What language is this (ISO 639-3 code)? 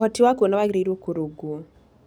kik